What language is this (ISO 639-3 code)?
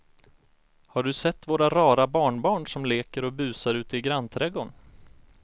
swe